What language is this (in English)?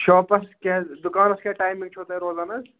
Kashmiri